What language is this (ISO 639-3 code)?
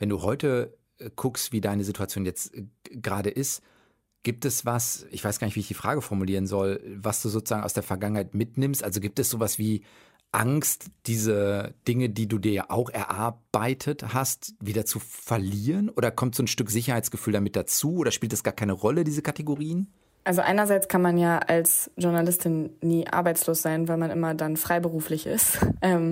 deu